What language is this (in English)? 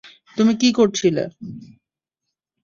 Bangla